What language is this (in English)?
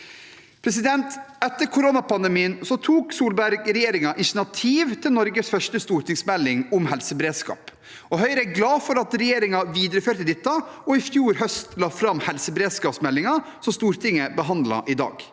Norwegian